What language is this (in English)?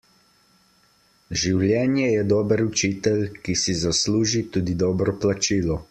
Slovenian